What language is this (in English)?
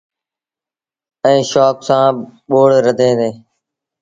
Sindhi Bhil